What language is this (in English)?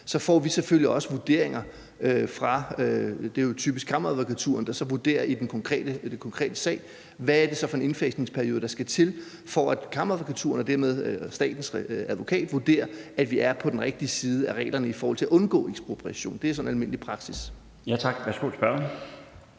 Danish